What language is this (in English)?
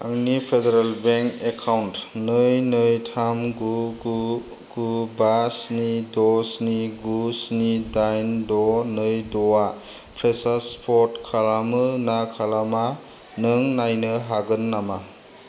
Bodo